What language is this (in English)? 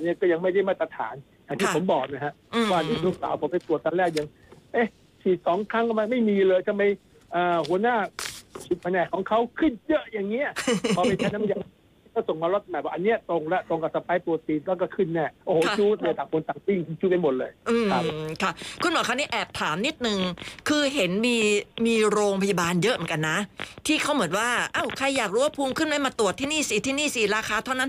Thai